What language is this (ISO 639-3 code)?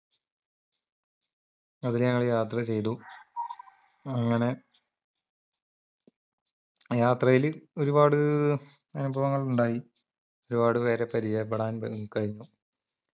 mal